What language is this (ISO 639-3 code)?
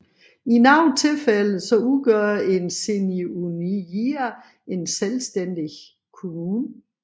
dan